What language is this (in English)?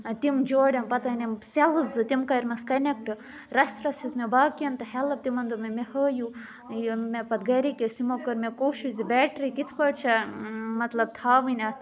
Kashmiri